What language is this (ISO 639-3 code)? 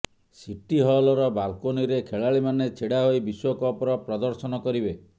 ori